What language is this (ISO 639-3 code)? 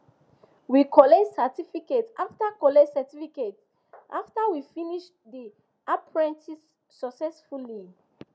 pcm